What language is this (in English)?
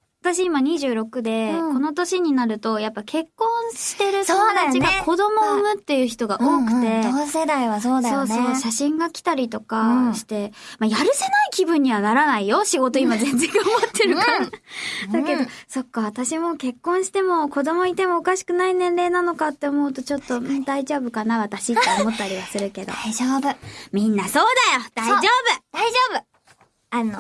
Japanese